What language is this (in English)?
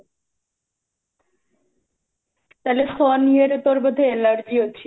Odia